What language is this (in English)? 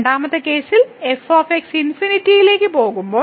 Malayalam